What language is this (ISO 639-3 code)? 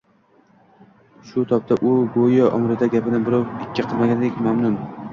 uzb